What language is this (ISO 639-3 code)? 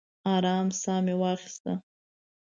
pus